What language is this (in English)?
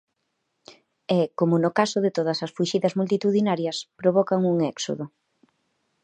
Galician